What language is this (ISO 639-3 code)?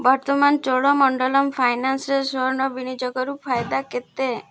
ori